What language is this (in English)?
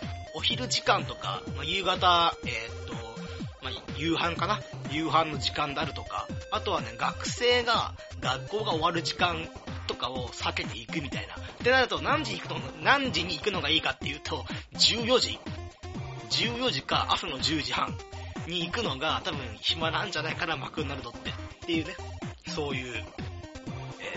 Japanese